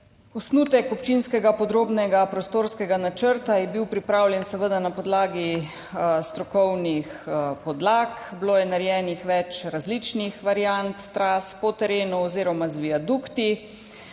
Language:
Slovenian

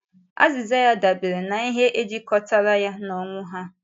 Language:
Igbo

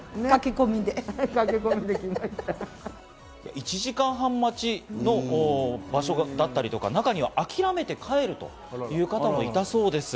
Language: Japanese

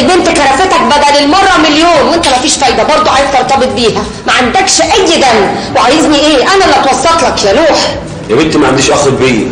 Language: Arabic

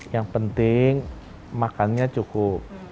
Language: Indonesian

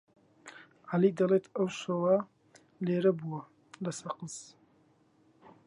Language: Central Kurdish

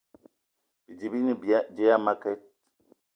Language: Eton (Cameroon)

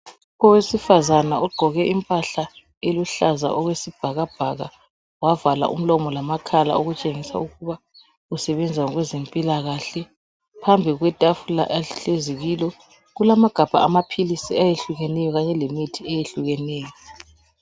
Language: North Ndebele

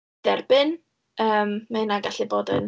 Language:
Welsh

